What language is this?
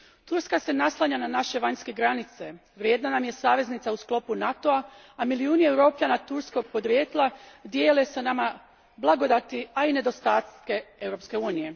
Croatian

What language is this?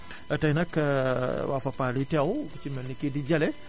Wolof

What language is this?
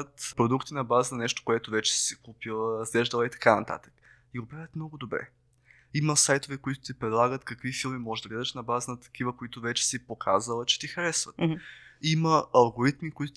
Bulgarian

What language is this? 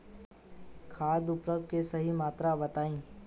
Bhojpuri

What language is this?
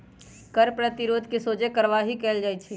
Magahi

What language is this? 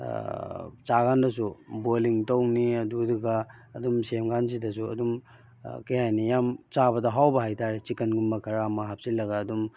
Manipuri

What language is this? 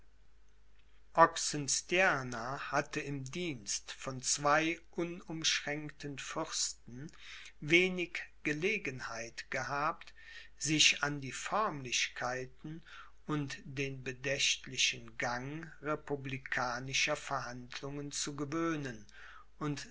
German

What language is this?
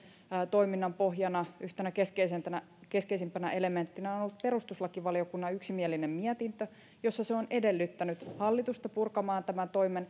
Finnish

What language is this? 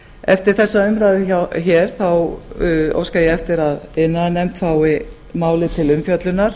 Icelandic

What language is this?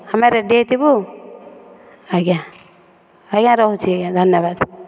Odia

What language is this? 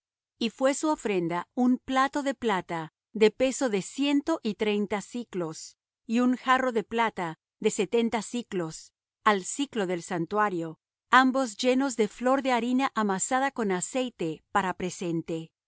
Spanish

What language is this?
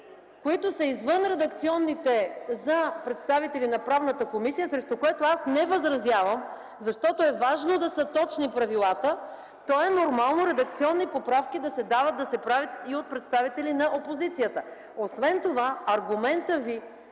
Bulgarian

